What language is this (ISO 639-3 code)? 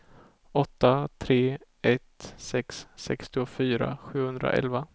swe